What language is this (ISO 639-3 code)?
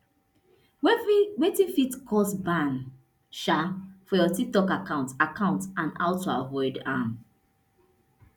pcm